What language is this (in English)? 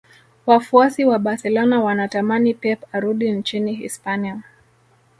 Swahili